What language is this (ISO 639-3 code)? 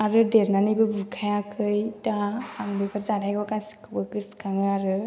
brx